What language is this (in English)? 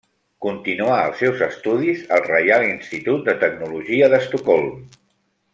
Catalan